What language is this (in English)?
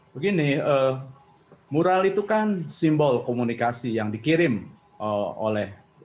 Indonesian